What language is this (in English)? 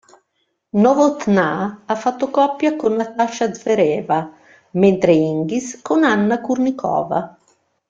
Italian